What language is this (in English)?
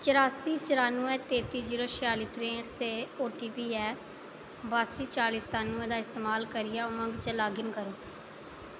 Dogri